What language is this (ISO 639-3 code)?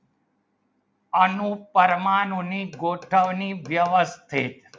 guj